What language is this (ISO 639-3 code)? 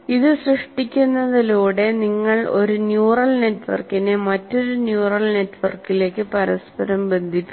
mal